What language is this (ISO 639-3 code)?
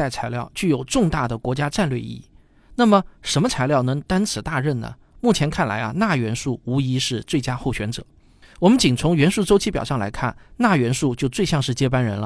zho